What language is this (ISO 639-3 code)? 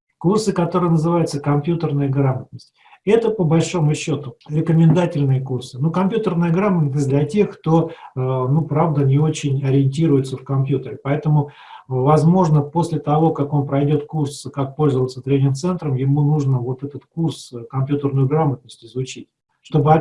rus